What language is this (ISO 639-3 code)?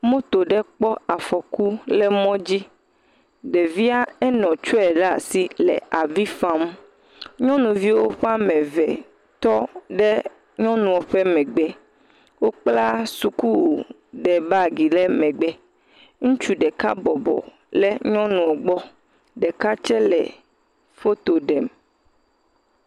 ewe